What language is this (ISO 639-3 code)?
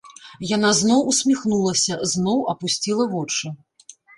bel